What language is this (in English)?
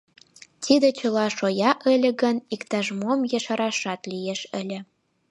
Mari